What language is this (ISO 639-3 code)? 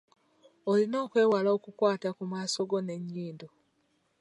lug